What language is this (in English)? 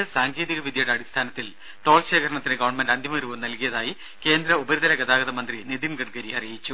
Malayalam